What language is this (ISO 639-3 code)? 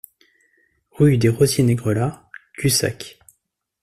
fra